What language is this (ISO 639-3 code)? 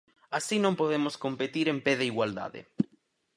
glg